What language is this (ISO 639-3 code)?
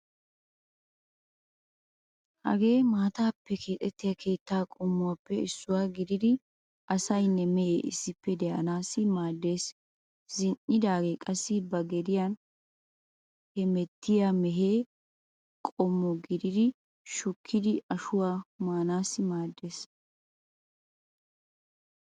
wal